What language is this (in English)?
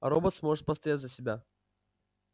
Russian